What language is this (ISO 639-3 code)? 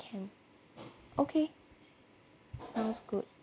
eng